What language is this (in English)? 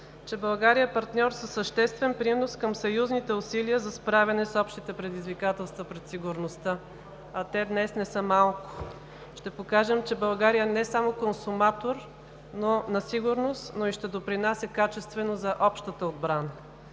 Bulgarian